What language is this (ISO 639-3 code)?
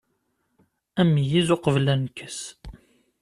kab